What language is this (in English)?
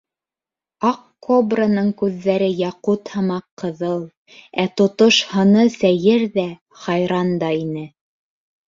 Bashkir